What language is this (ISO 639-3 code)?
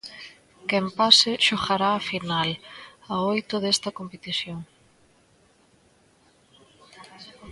glg